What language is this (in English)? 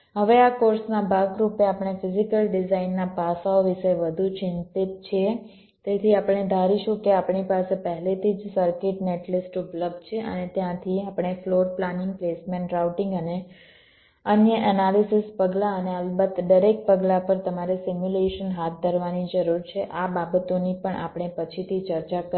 Gujarati